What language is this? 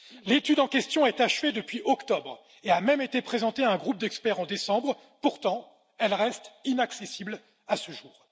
French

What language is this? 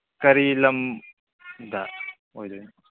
Manipuri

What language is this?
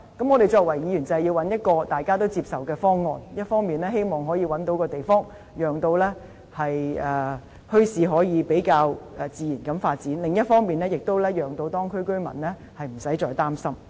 Cantonese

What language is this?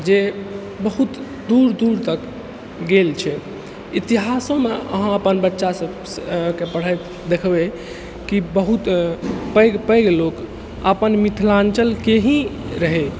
Maithili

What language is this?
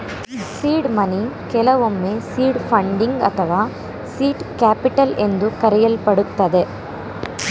Kannada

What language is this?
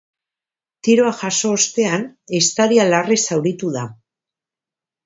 Basque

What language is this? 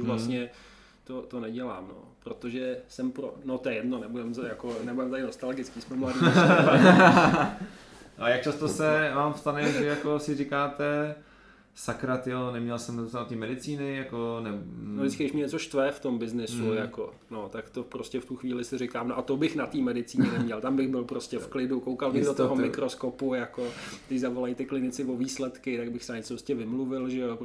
Czech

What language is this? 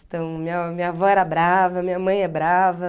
Portuguese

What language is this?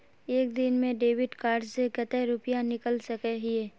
Magahi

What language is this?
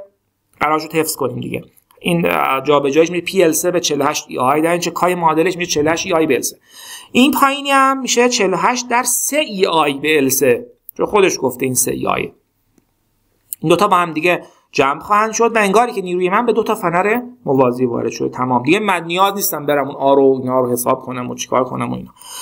Persian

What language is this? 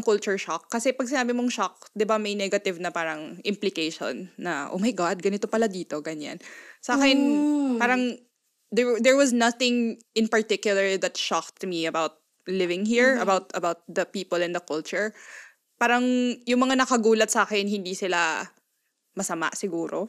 Filipino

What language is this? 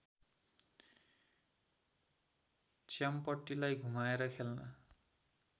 Nepali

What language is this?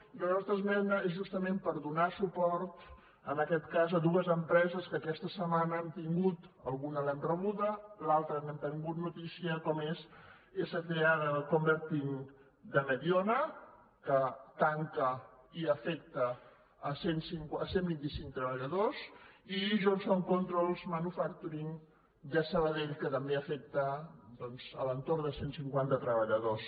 Catalan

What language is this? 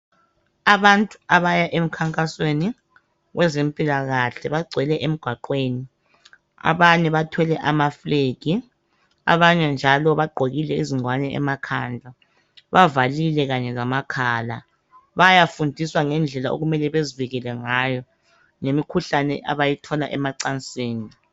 North Ndebele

